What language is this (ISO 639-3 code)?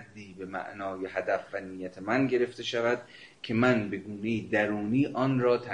fas